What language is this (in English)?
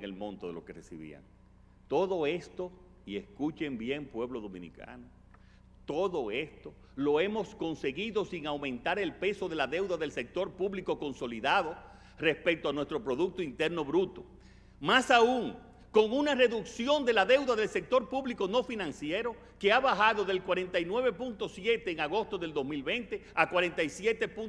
Spanish